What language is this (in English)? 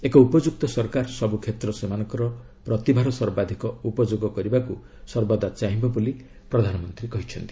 Odia